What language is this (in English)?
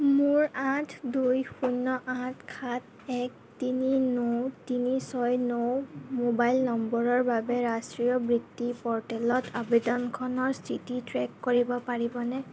Assamese